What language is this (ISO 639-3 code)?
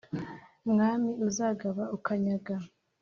kin